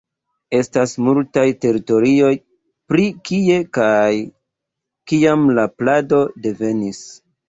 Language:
Esperanto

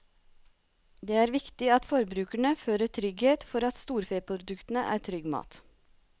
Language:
Norwegian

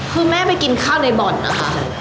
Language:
Thai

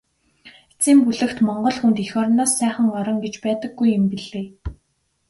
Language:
Mongolian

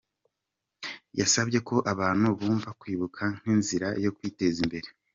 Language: Kinyarwanda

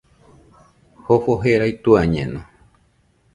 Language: Nüpode Huitoto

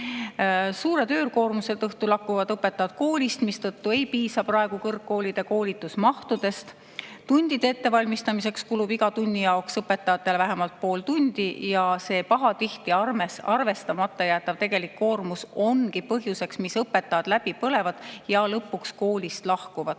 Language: Estonian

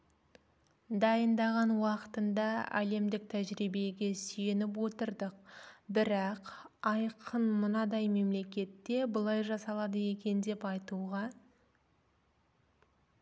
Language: Kazakh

